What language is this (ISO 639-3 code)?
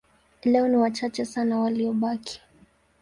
swa